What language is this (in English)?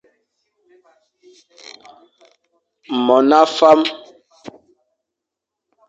Fang